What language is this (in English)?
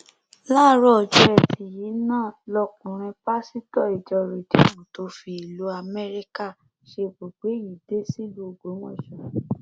Yoruba